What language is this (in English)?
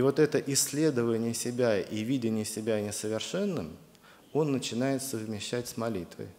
Russian